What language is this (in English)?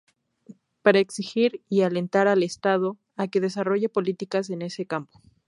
Spanish